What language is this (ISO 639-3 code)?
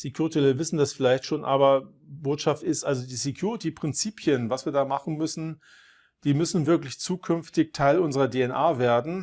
deu